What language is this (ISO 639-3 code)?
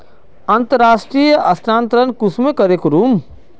mag